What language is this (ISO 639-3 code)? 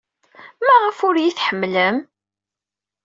kab